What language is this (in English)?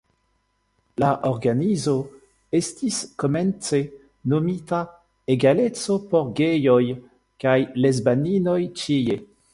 Esperanto